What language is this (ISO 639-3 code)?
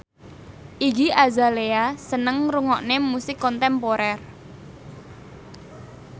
jav